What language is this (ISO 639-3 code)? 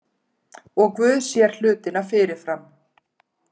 isl